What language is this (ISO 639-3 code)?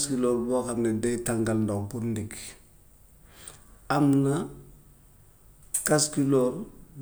wof